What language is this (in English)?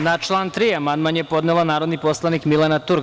Serbian